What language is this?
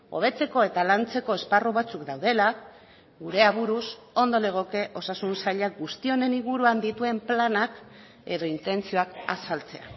Basque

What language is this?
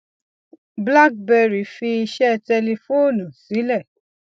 Yoruba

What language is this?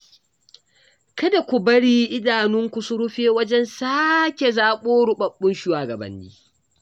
Hausa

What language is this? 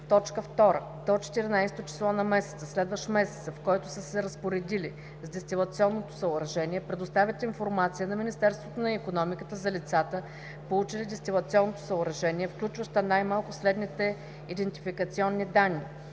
Bulgarian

